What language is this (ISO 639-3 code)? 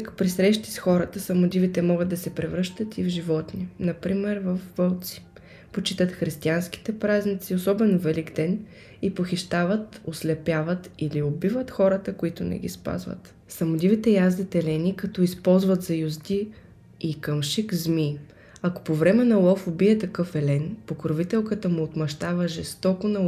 bul